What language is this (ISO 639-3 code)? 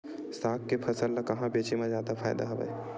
hne